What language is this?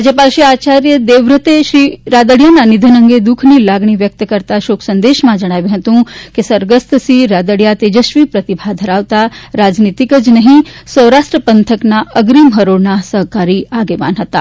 Gujarati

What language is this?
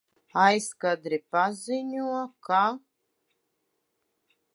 Latvian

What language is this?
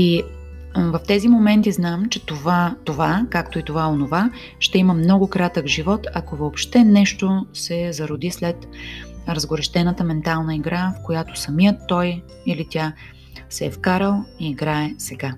Bulgarian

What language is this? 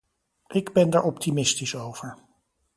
Dutch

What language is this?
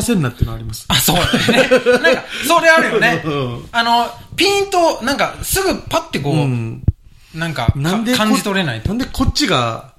Japanese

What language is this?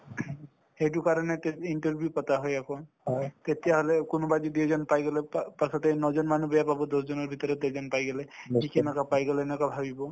Assamese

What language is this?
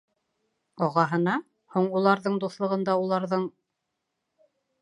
Bashkir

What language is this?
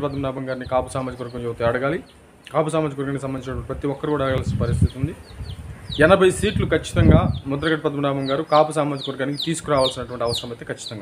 Telugu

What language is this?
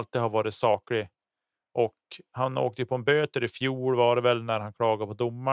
Swedish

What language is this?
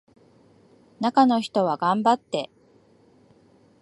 Japanese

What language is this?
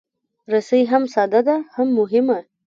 Pashto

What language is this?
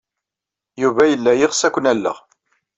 Kabyle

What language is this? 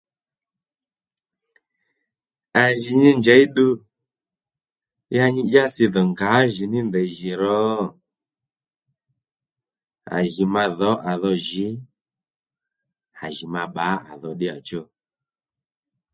Lendu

